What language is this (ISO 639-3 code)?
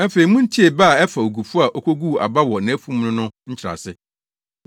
aka